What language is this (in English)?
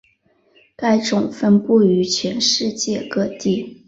Chinese